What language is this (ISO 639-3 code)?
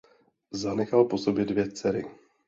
ces